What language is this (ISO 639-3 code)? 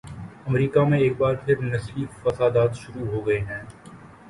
urd